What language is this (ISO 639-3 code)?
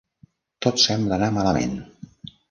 cat